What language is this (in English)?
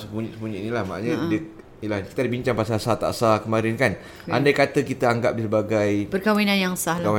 Malay